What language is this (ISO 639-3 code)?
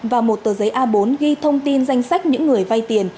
vie